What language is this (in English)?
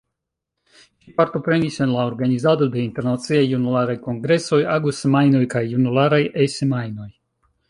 Esperanto